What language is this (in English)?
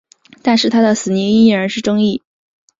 Chinese